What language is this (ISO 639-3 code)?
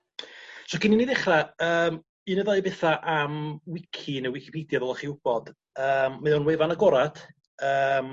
cym